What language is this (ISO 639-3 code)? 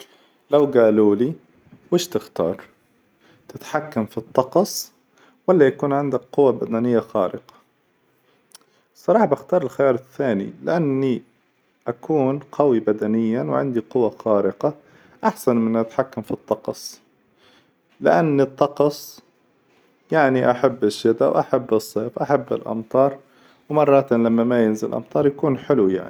acw